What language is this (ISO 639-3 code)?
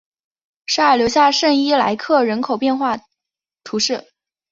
zho